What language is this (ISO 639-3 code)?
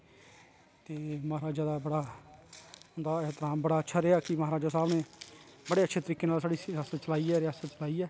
doi